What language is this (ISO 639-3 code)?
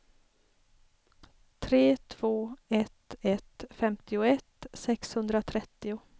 swe